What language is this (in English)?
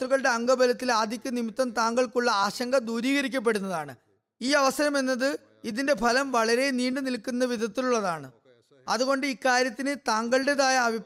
Malayalam